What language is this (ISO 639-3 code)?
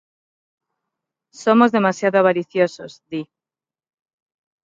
glg